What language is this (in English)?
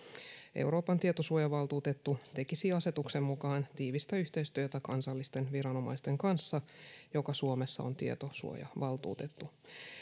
Finnish